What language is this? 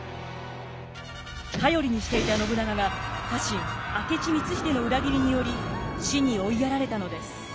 Japanese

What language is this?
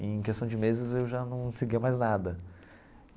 Portuguese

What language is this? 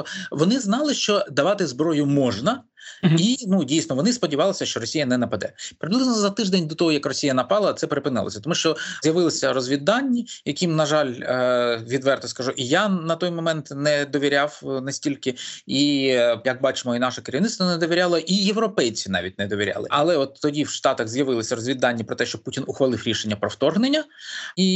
Ukrainian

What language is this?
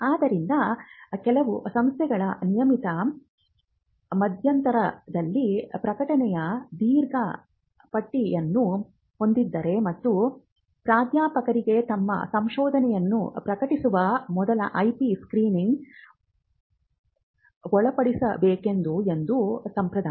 Kannada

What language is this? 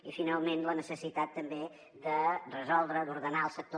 Catalan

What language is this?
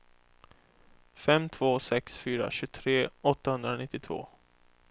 Swedish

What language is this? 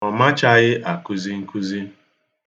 Igbo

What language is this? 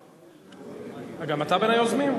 Hebrew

